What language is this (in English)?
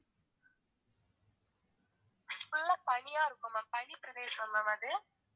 Tamil